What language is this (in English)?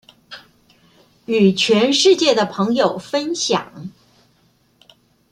Chinese